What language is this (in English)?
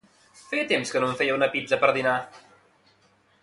Catalan